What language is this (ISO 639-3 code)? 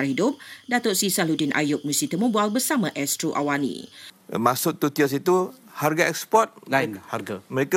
msa